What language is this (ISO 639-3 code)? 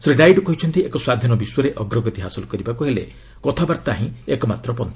ori